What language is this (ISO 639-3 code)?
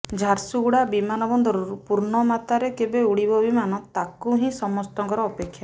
ori